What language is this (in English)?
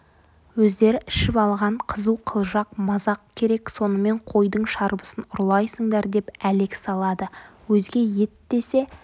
Kazakh